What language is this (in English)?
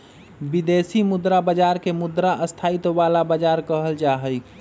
Magahi